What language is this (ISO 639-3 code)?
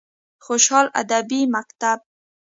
pus